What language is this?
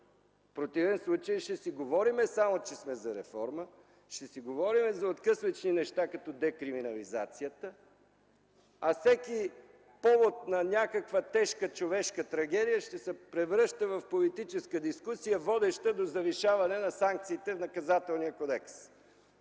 Bulgarian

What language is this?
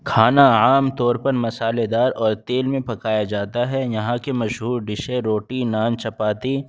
Urdu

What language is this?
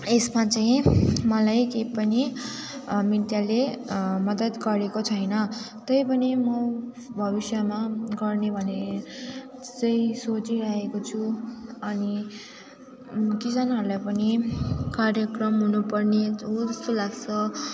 Nepali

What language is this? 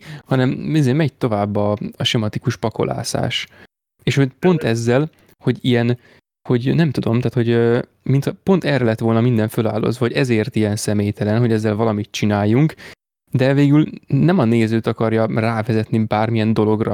Hungarian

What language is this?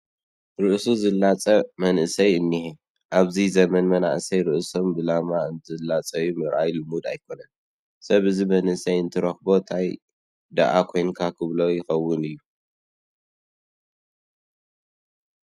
Tigrinya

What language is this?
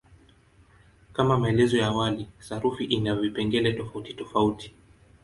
Swahili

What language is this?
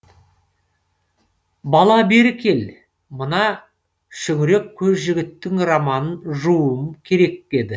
Kazakh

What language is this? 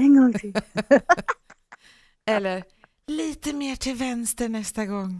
Swedish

